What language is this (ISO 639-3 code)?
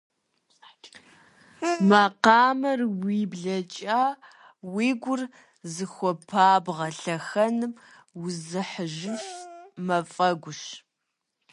kbd